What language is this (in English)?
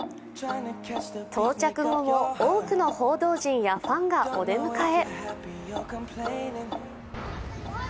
Japanese